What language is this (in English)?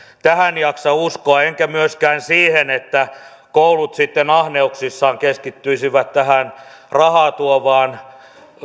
Finnish